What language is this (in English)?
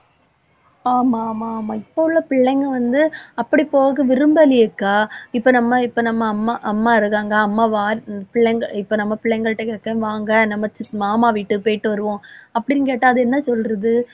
Tamil